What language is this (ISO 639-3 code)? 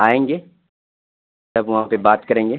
urd